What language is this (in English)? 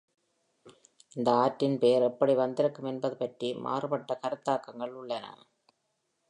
Tamil